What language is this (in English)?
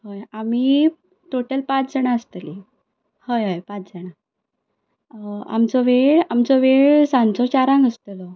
Konkani